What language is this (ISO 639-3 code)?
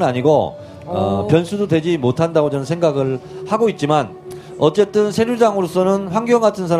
kor